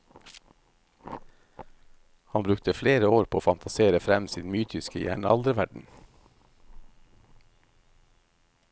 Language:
Norwegian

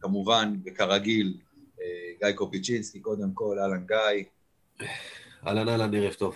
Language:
Hebrew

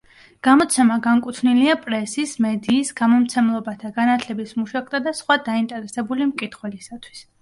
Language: Georgian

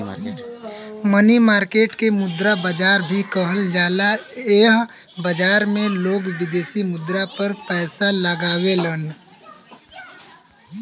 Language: Bhojpuri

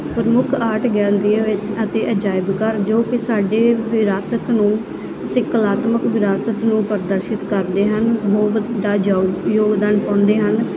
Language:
Punjabi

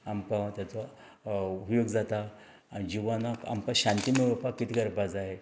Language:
Konkani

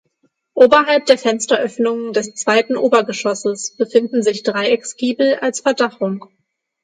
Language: German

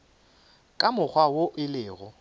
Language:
Northern Sotho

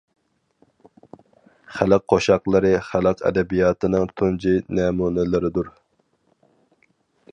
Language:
Uyghur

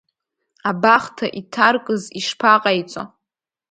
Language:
Abkhazian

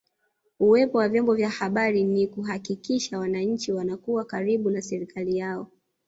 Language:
Swahili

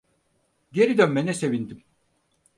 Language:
Turkish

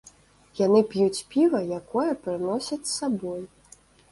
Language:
Belarusian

